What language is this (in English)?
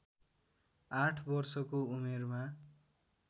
Nepali